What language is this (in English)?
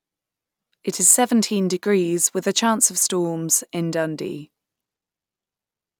English